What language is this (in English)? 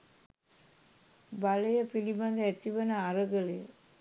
Sinhala